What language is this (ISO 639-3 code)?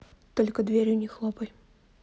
rus